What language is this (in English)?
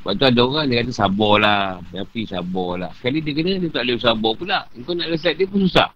Malay